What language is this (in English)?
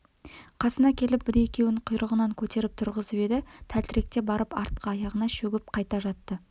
Kazakh